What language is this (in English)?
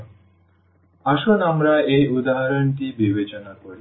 Bangla